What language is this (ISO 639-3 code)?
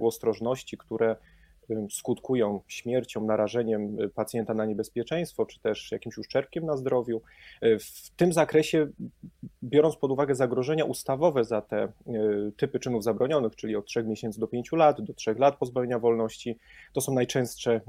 pol